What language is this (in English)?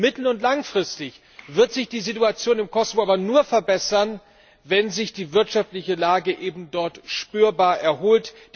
German